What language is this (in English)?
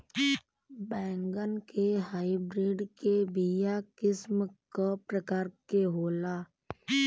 Bhojpuri